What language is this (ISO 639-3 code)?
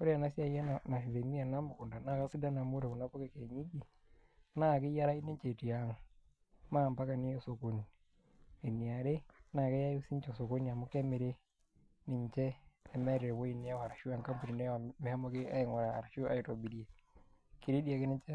mas